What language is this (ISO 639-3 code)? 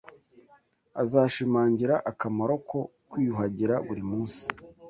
kin